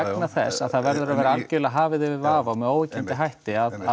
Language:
Icelandic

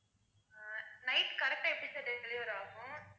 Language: Tamil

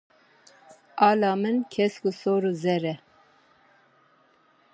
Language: Kurdish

